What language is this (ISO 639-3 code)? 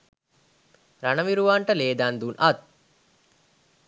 sin